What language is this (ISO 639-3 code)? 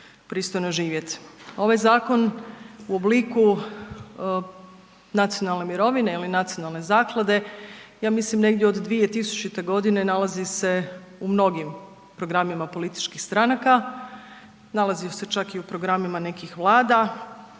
hrv